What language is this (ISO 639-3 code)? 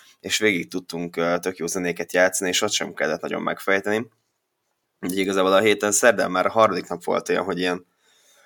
hun